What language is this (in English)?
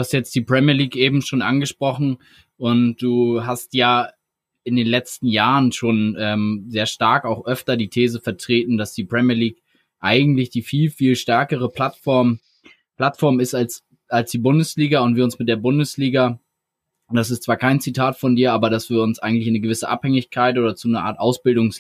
German